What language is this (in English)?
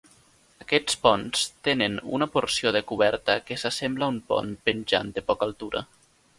Catalan